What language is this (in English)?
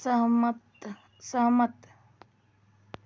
Hindi